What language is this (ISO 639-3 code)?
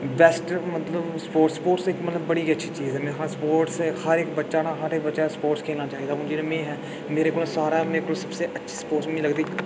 doi